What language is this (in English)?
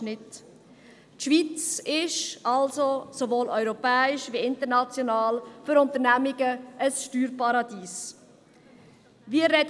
Swiss German